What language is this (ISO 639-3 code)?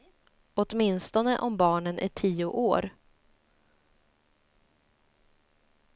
swe